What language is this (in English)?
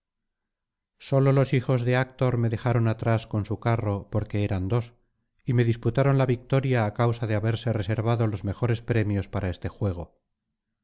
Spanish